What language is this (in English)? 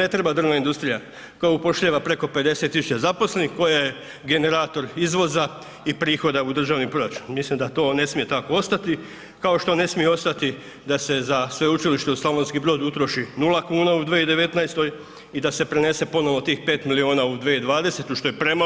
Croatian